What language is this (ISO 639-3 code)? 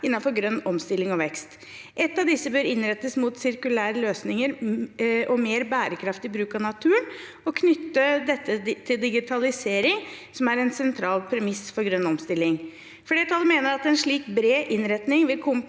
nor